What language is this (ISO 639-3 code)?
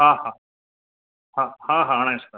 snd